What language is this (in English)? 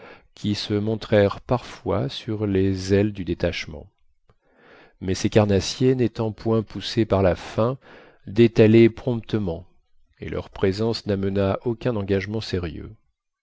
French